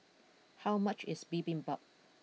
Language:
English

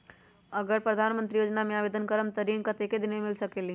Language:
Magahi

